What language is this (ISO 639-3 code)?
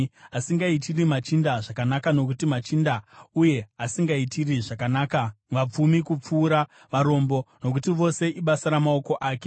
sna